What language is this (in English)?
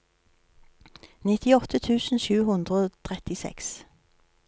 Norwegian